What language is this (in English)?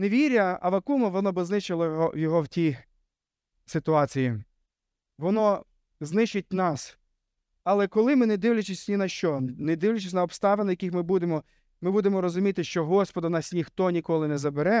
Ukrainian